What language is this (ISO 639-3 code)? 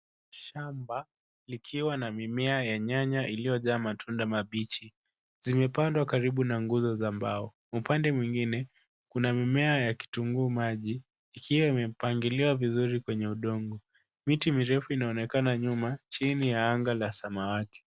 swa